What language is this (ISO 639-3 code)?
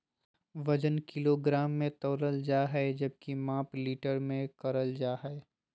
mag